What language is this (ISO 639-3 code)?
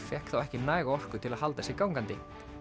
isl